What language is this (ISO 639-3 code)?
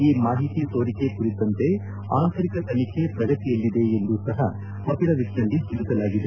kan